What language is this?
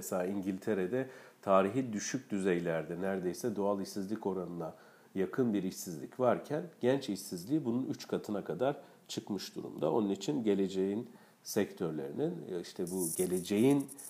Turkish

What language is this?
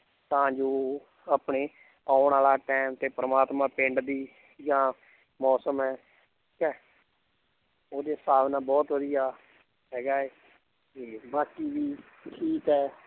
Punjabi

